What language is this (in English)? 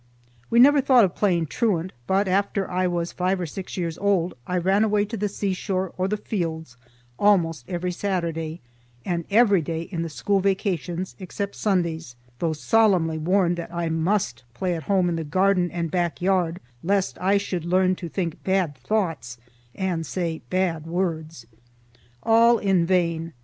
English